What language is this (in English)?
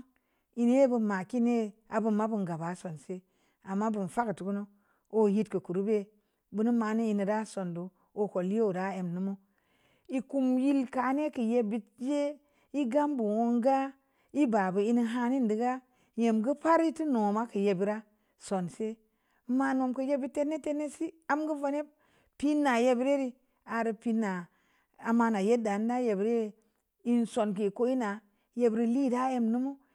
Samba Leko